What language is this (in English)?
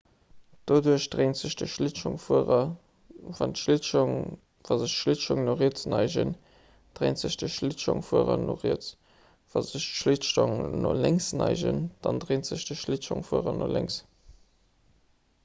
Luxembourgish